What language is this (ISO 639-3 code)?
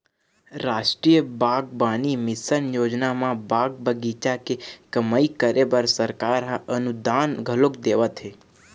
hne